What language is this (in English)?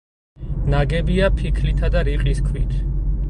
Georgian